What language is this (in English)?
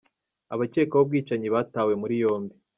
Kinyarwanda